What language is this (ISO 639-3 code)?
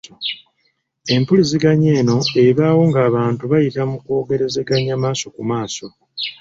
lug